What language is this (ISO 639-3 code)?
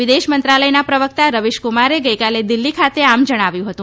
guj